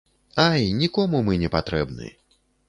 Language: Belarusian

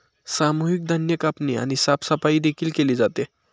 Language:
Marathi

